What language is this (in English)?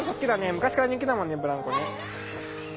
Japanese